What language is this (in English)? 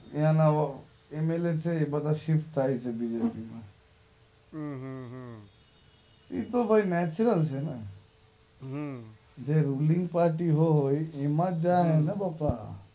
Gujarati